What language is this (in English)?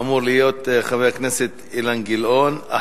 Hebrew